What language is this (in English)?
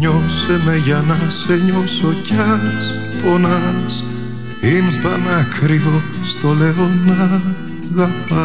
Greek